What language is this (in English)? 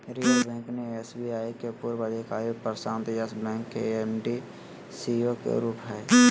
Magahi